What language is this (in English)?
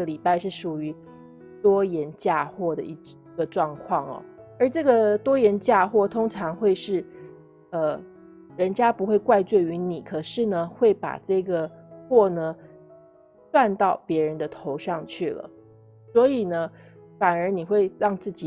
Chinese